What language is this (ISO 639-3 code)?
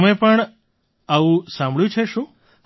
guj